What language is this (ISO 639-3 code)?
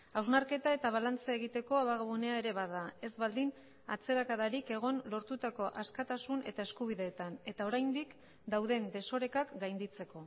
eus